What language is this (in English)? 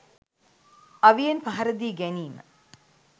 Sinhala